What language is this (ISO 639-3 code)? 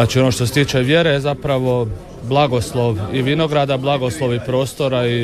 hrv